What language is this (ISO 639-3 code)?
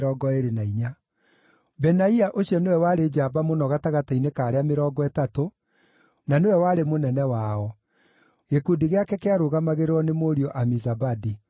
kik